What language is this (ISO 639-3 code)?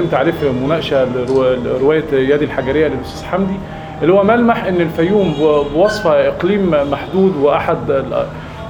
ara